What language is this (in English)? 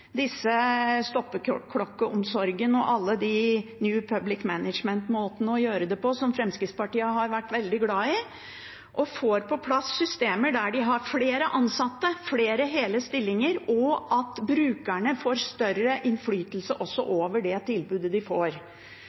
Norwegian Bokmål